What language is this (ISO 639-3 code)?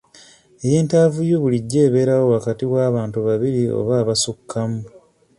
lug